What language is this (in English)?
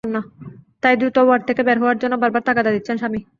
Bangla